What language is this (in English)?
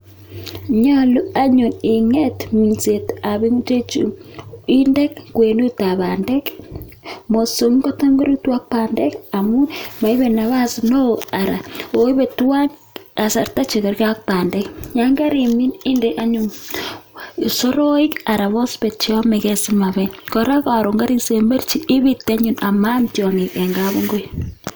Kalenjin